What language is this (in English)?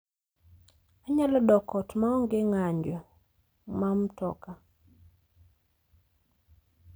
Luo (Kenya and Tanzania)